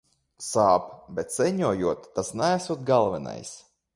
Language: Latvian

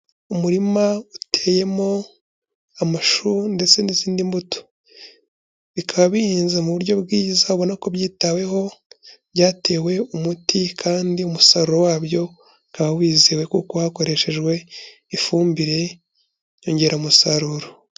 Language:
Kinyarwanda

